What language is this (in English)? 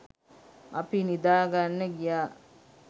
Sinhala